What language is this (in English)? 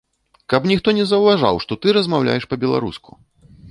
Belarusian